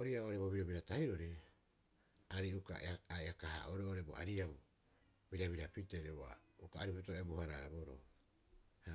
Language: Rapoisi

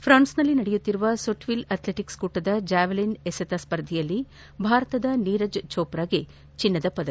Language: Kannada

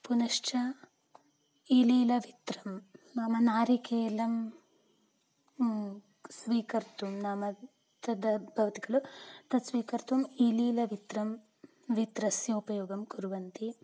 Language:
Sanskrit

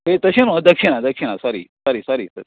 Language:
Konkani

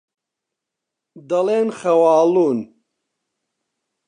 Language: Central Kurdish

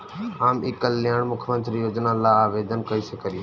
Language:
Bhojpuri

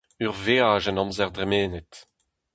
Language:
Breton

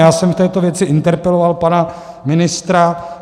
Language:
Czech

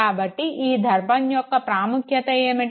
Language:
Telugu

